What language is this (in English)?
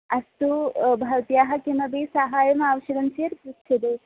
Sanskrit